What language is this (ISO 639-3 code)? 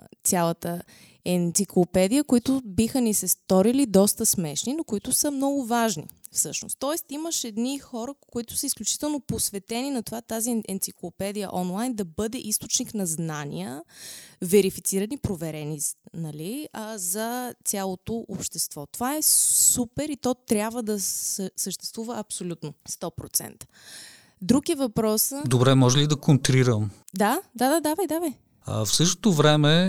bul